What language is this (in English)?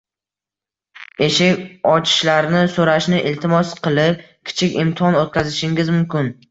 Uzbek